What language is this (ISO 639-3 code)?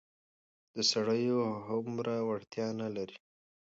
pus